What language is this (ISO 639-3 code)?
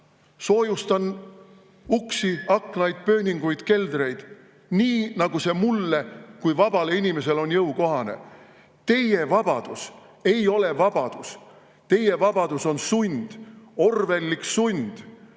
est